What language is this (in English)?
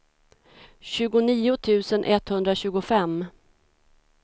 Swedish